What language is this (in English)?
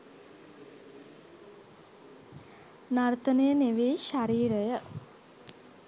Sinhala